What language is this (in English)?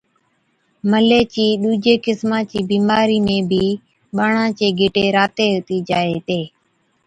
Od